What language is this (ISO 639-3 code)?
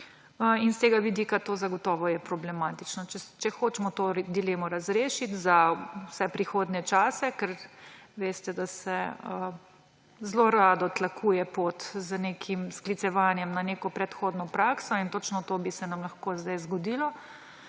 slv